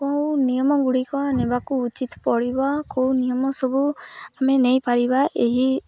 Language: Odia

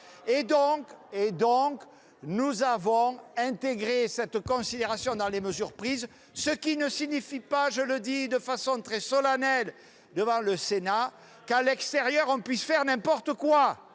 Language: French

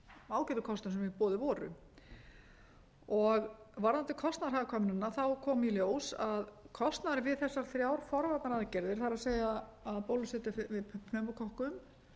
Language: Icelandic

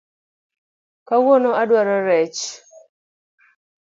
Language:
Luo (Kenya and Tanzania)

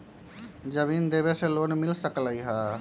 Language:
Magahi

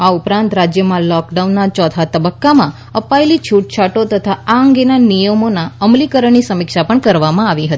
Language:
Gujarati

